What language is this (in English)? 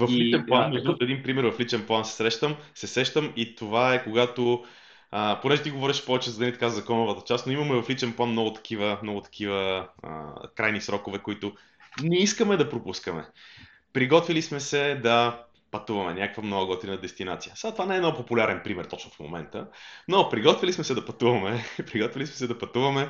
Bulgarian